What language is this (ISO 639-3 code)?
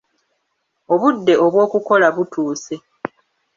lug